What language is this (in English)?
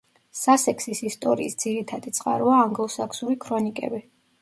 Georgian